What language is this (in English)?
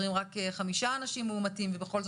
Hebrew